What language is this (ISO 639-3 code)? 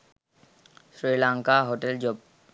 sin